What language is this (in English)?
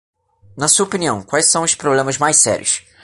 Portuguese